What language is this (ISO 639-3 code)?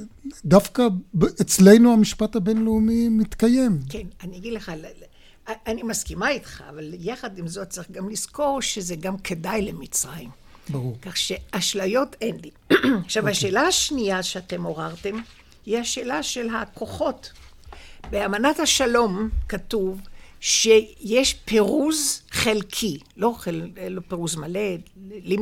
heb